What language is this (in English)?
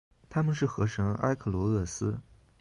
Chinese